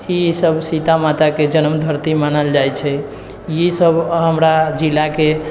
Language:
Maithili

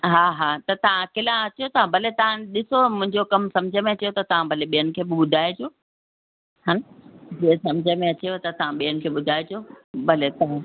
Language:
Sindhi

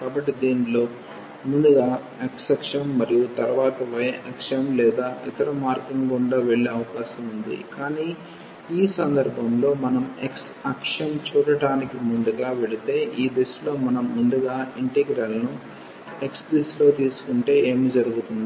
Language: Telugu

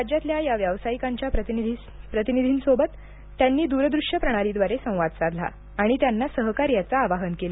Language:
Marathi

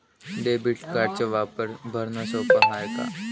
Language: Marathi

